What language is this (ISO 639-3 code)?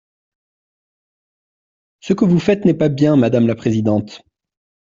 fra